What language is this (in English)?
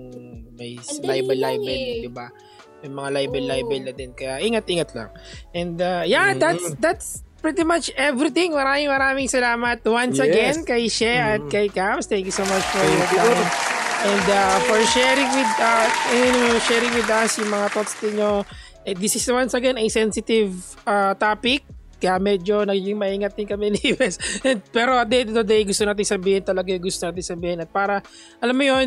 Filipino